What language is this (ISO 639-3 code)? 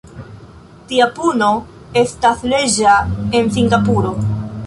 epo